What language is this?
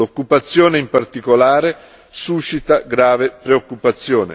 Italian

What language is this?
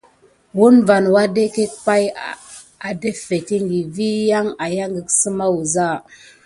Gidar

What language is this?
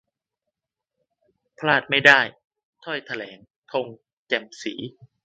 Thai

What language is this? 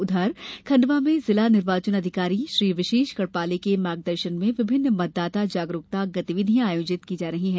Hindi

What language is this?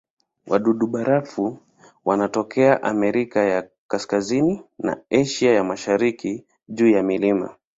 Swahili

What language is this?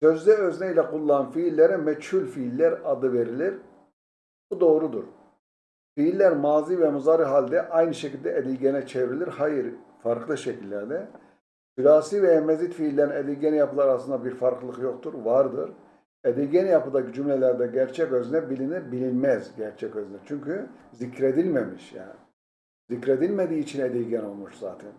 Turkish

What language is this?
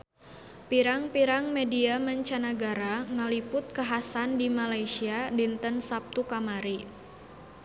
Sundanese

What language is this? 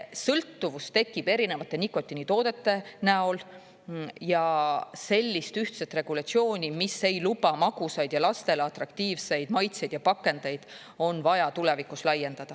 Estonian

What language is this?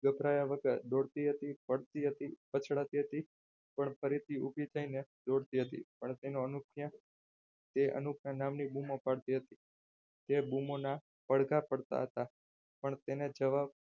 Gujarati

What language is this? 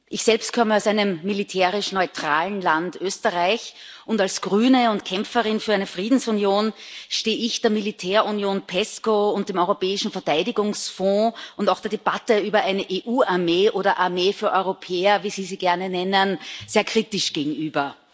German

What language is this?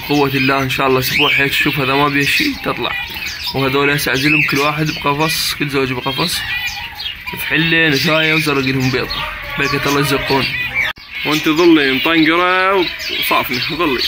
Arabic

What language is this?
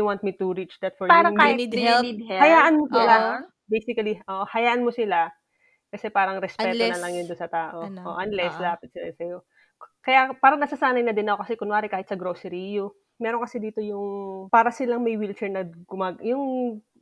Filipino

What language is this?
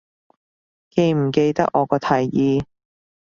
Cantonese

